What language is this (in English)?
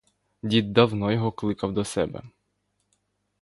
Ukrainian